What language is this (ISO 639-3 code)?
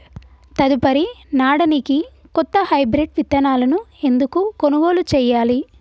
tel